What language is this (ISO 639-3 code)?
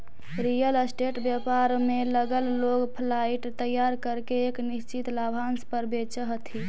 mag